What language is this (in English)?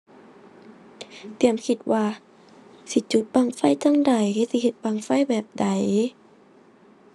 Thai